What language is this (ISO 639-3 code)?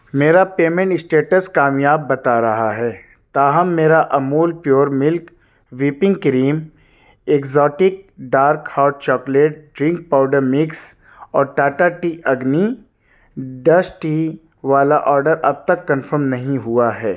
urd